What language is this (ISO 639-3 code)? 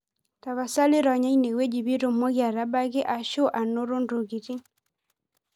mas